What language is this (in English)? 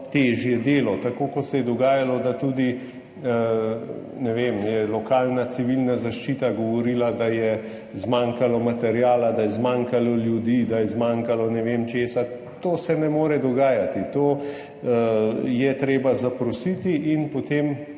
Slovenian